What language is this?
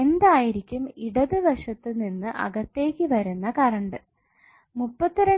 Malayalam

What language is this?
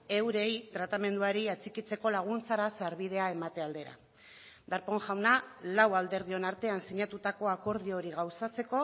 Basque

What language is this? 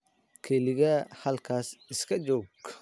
Somali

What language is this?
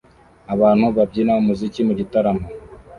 Kinyarwanda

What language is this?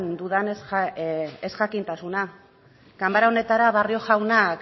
Basque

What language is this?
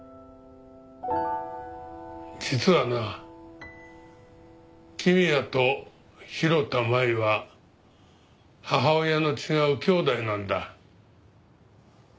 Japanese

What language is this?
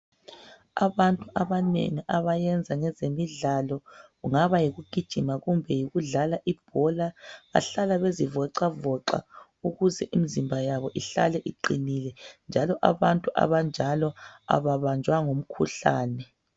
North Ndebele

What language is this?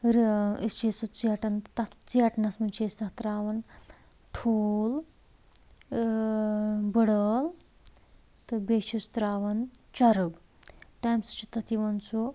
Kashmiri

